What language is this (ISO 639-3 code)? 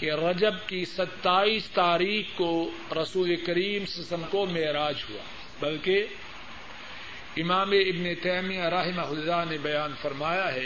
urd